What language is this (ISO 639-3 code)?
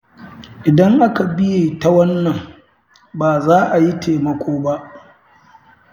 hau